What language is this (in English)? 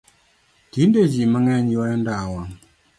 Luo (Kenya and Tanzania)